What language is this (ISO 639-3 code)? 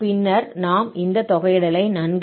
tam